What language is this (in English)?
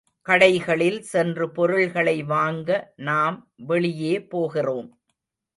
Tamil